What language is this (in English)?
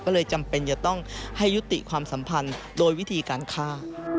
Thai